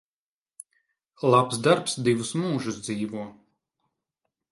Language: Latvian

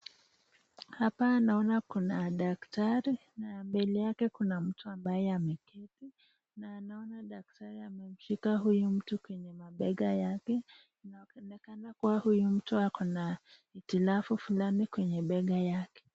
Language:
Swahili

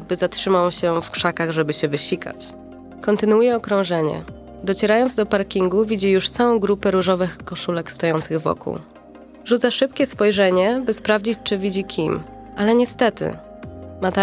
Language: Polish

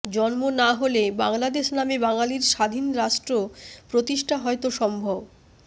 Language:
Bangla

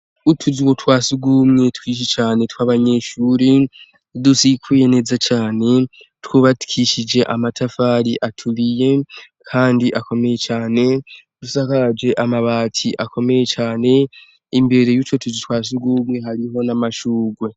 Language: Rundi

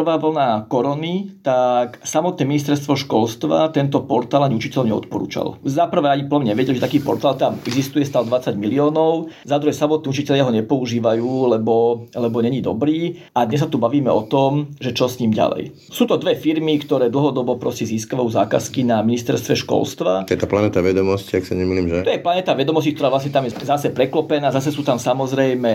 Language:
Slovak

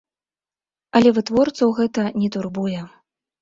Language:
Belarusian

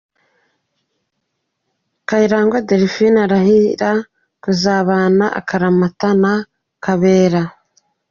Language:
Kinyarwanda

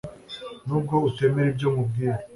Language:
Kinyarwanda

